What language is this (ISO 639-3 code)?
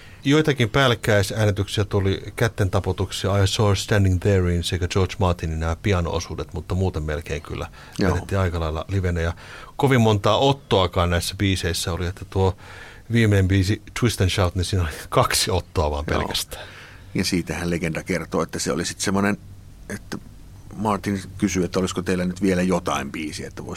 fin